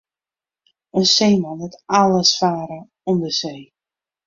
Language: Western Frisian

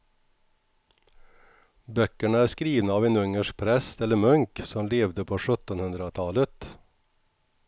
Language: Swedish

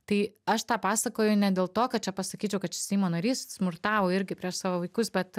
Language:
Lithuanian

